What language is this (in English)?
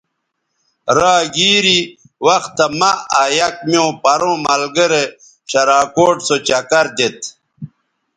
Bateri